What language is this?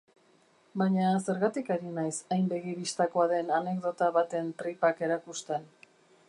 Basque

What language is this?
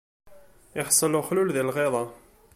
Kabyle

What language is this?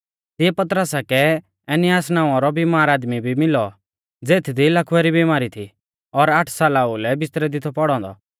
Mahasu Pahari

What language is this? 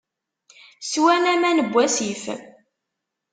Kabyle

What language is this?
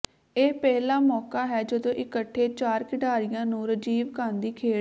Punjabi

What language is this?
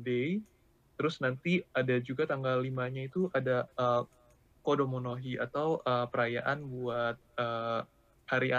Indonesian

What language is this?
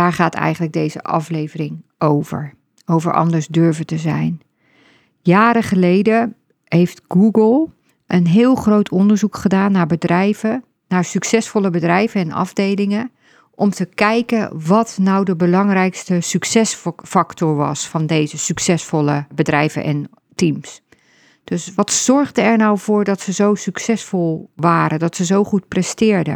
Dutch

